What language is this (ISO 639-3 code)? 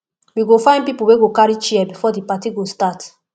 pcm